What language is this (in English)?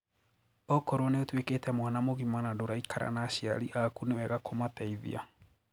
Kikuyu